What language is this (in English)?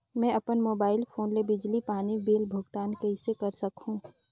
Chhattisgarhi